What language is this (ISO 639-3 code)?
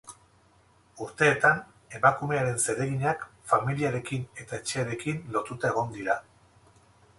eus